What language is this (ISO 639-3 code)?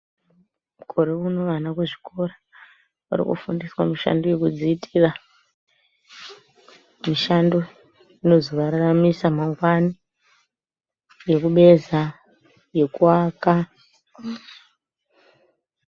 ndc